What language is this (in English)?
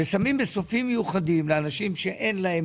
Hebrew